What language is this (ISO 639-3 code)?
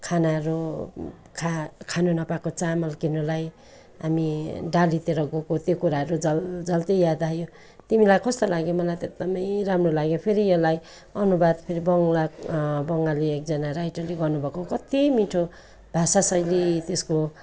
nep